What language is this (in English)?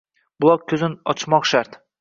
Uzbek